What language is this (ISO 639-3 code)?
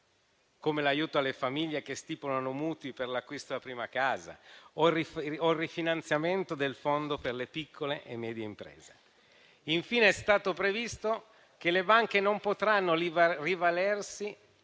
ita